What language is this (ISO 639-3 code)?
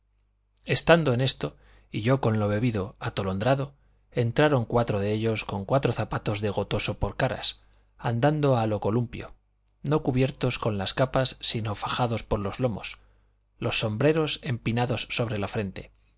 spa